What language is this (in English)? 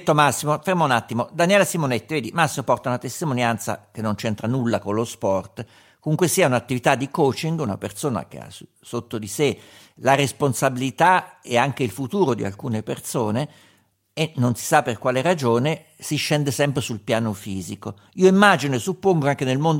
Italian